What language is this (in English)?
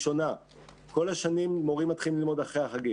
Hebrew